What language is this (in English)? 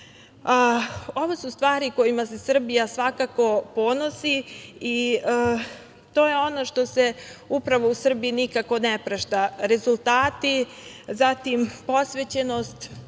Serbian